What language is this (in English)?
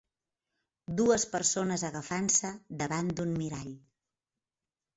Catalan